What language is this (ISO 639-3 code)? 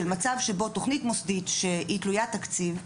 heb